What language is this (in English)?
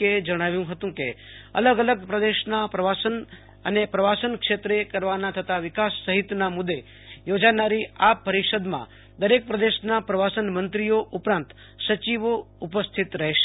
Gujarati